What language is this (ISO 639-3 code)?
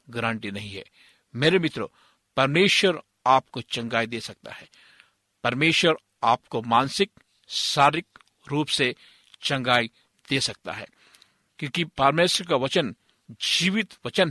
hin